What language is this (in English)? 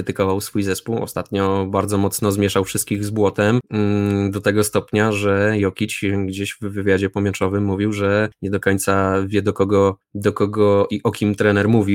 Polish